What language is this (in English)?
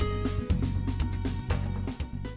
Vietnamese